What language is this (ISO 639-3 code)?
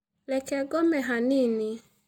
kik